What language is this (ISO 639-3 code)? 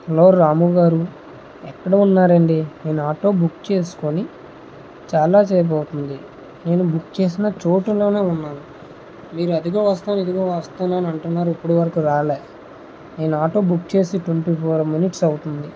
tel